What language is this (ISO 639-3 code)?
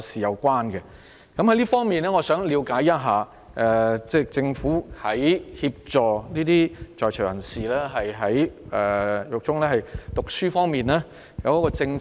yue